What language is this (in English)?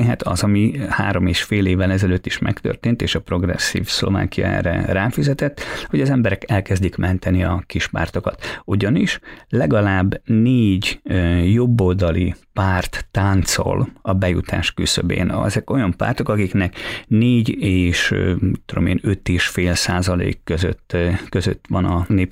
Hungarian